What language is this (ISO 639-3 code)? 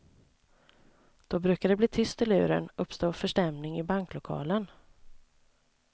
swe